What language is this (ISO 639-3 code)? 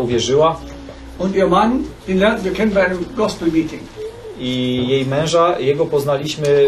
pol